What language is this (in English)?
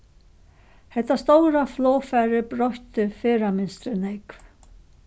Faroese